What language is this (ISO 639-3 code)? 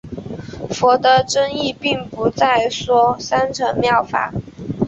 zho